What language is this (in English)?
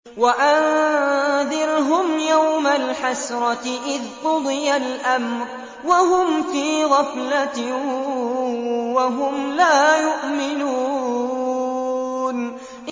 Arabic